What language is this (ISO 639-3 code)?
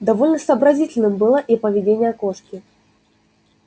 rus